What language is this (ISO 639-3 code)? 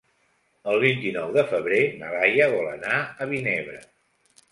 cat